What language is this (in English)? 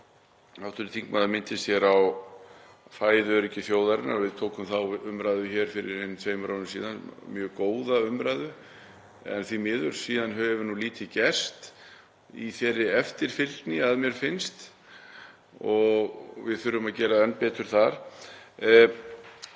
Icelandic